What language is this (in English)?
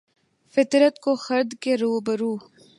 Urdu